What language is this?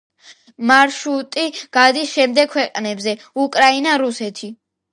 Georgian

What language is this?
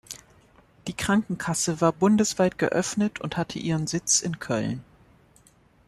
German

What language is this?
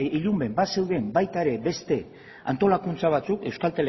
Basque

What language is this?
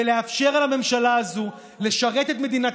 Hebrew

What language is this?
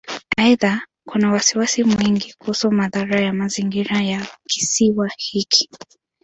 Swahili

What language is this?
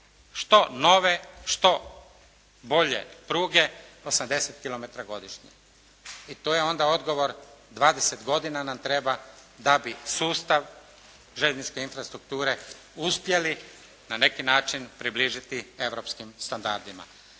Croatian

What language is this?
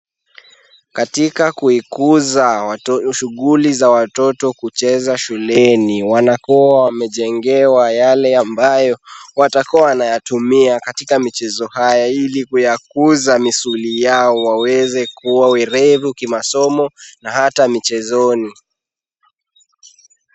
Swahili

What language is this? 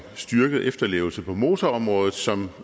Danish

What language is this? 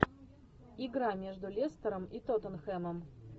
Russian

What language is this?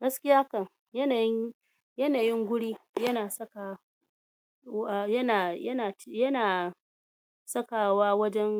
Hausa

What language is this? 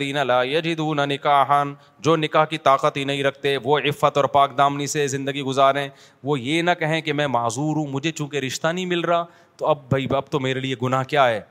Urdu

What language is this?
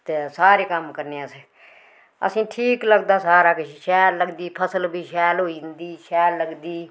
Dogri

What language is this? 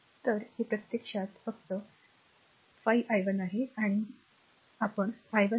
Marathi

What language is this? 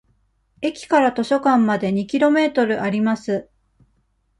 Japanese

